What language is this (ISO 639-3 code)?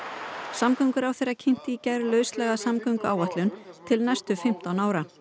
isl